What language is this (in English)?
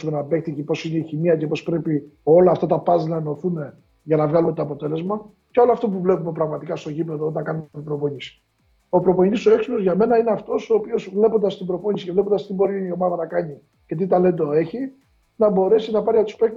Greek